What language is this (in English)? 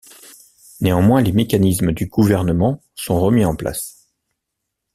French